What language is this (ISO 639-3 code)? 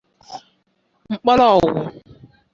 ibo